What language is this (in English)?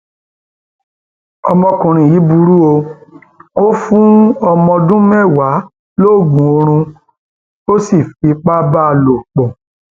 Yoruba